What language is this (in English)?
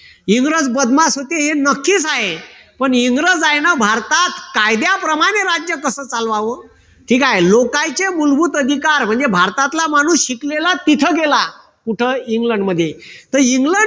Marathi